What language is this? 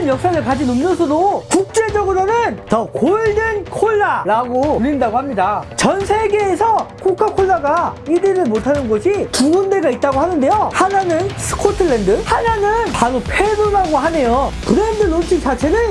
Korean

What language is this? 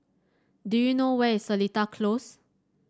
English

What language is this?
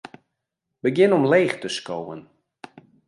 Western Frisian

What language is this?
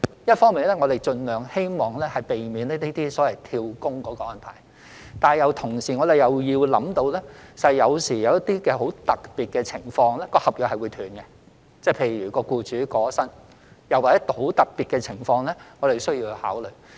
Cantonese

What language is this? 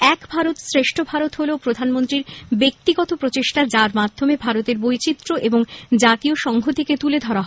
Bangla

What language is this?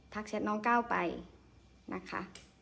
Thai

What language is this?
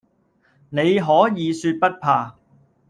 Cantonese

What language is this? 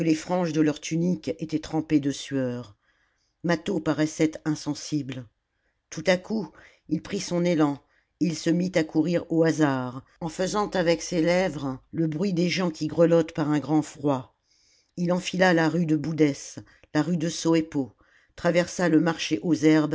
French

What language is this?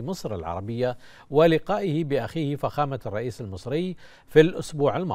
Arabic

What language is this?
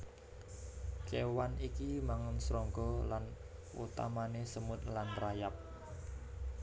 Javanese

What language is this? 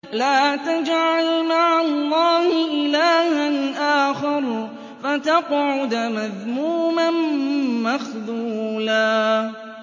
Arabic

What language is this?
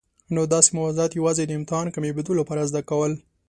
Pashto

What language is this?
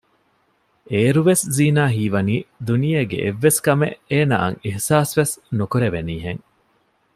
Divehi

